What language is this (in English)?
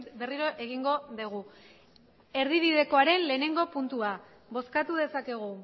Basque